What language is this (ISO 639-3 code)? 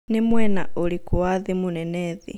kik